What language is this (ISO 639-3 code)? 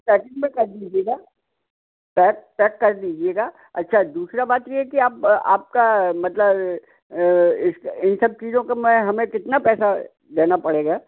hin